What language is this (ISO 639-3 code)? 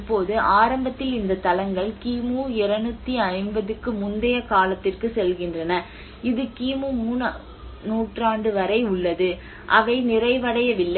tam